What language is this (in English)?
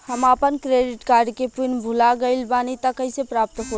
Bhojpuri